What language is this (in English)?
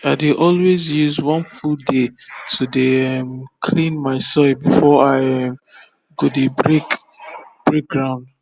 Nigerian Pidgin